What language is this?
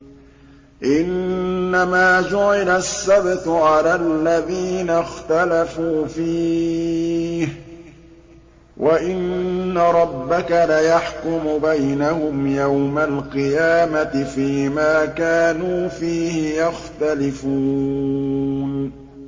Arabic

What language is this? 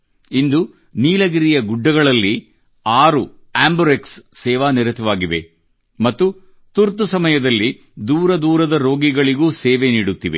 Kannada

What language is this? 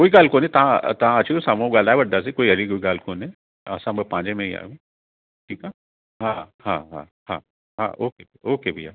Sindhi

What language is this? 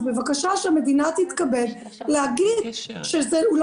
Hebrew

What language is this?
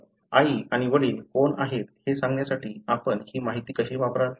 Marathi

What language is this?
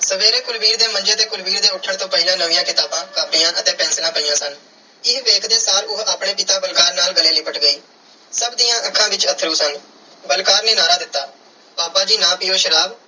Punjabi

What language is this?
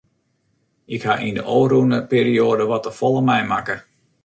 Western Frisian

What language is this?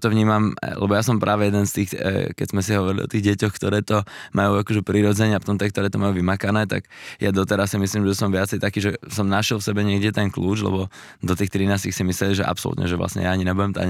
Slovak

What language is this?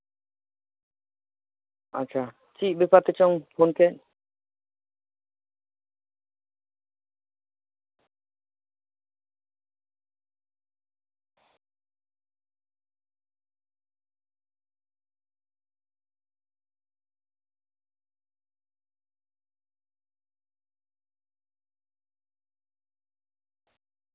Santali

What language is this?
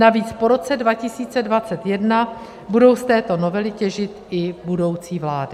Czech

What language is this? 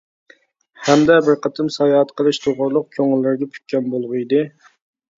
Uyghur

